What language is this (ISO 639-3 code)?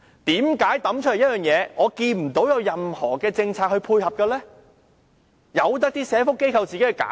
yue